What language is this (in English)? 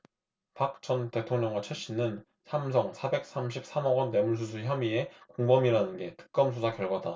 Korean